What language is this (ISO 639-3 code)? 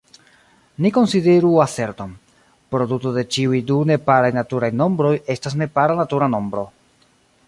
epo